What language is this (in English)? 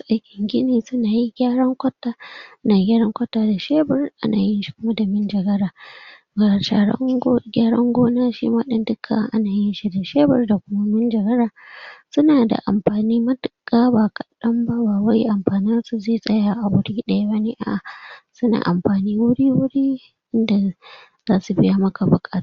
Hausa